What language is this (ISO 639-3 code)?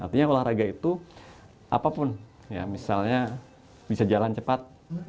ind